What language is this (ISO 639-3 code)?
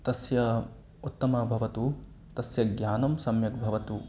san